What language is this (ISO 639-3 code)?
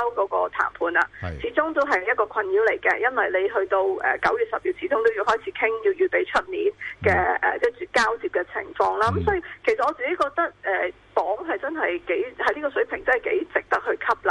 zho